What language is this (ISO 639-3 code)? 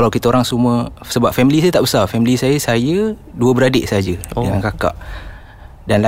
msa